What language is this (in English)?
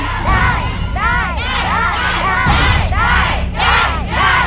Thai